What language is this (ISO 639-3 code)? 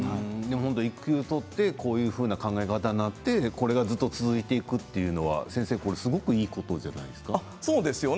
jpn